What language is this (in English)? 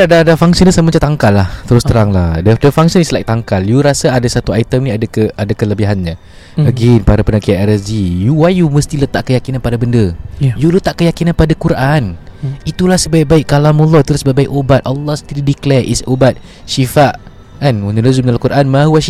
Malay